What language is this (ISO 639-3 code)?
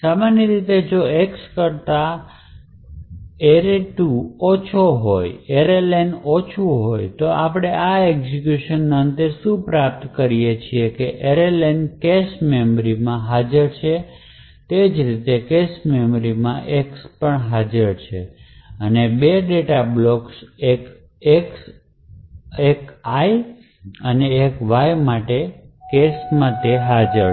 guj